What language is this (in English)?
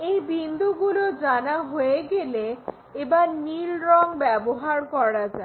Bangla